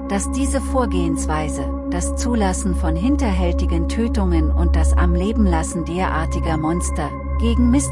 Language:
German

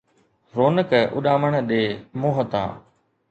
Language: Sindhi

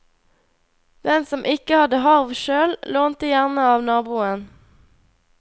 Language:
Norwegian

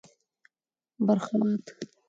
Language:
Pashto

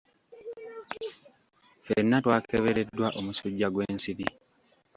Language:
Ganda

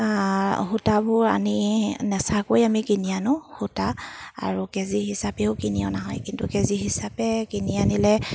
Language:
Assamese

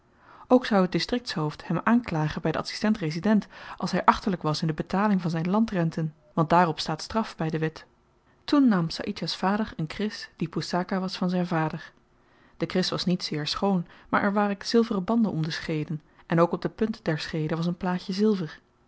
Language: Dutch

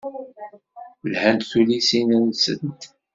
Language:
Kabyle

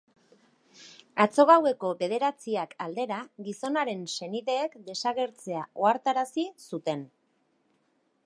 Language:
Basque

